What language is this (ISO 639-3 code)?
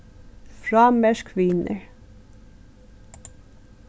fao